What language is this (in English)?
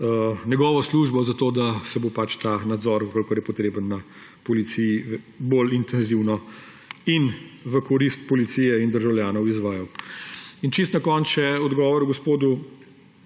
Slovenian